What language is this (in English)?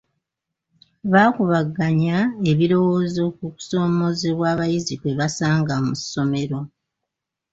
Ganda